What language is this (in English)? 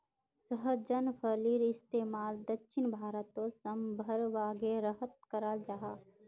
Magahi